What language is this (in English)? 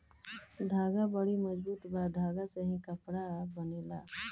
Bhojpuri